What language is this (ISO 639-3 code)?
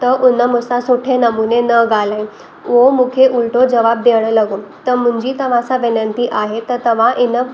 snd